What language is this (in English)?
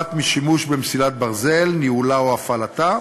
Hebrew